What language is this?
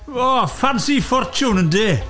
Welsh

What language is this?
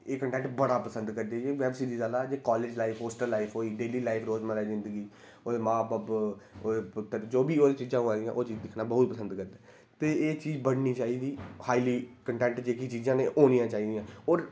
Dogri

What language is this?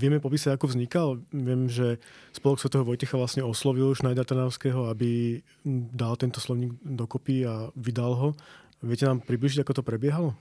Slovak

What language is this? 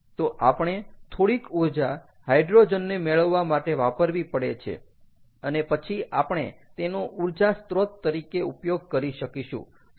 Gujarati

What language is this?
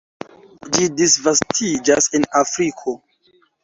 Esperanto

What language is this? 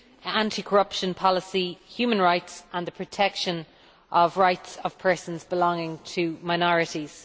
English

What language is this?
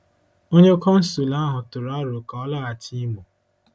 Igbo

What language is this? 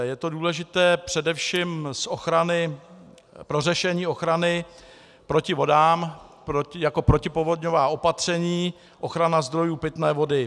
Czech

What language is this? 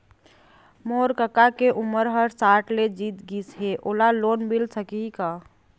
Chhattisgarhi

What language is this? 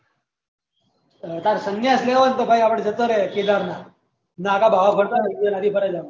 Gujarati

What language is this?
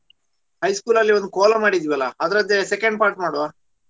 Kannada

